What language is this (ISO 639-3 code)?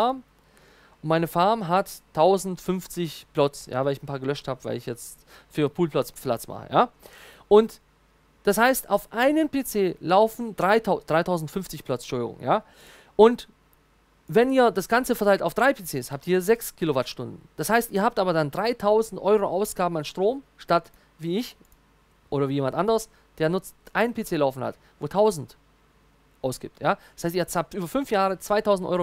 deu